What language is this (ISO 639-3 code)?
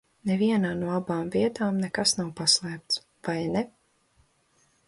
lav